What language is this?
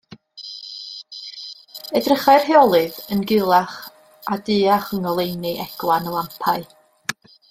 Welsh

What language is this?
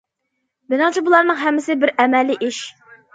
Uyghur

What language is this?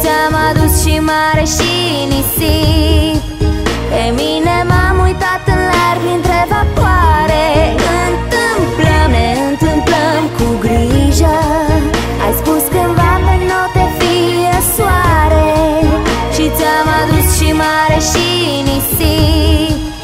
Romanian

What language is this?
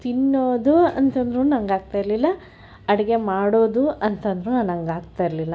Kannada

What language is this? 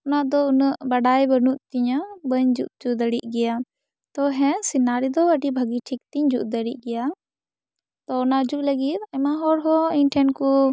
Santali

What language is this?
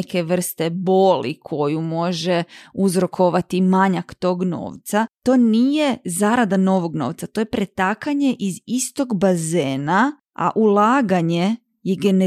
Croatian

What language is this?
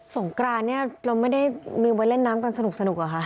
Thai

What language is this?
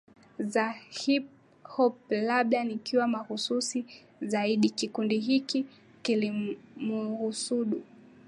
Swahili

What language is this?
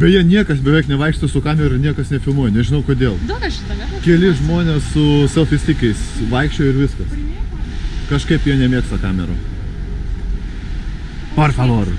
Russian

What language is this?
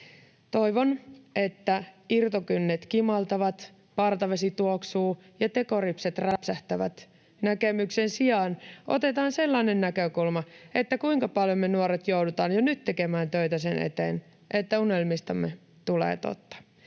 Finnish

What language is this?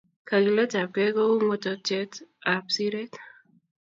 Kalenjin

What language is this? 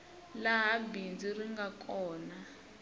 Tsonga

